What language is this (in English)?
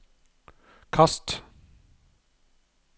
Norwegian